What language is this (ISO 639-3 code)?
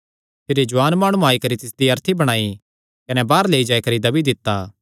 xnr